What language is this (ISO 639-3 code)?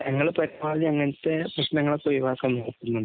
mal